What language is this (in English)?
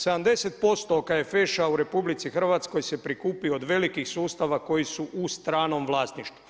Croatian